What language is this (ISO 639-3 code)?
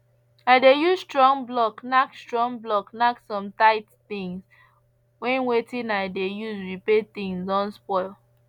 pcm